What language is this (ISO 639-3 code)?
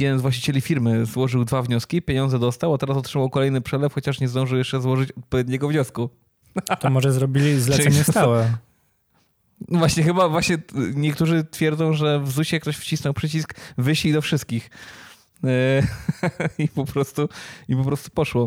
pol